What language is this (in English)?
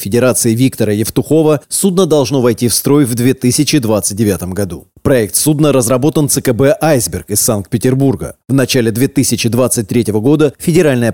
Russian